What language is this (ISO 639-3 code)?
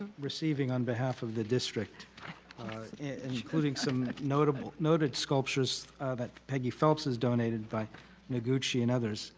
eng